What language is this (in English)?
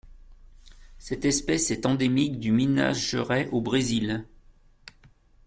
French